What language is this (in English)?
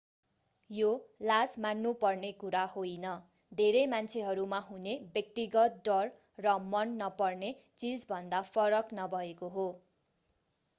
Nepali